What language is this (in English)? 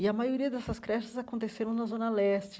Portuguese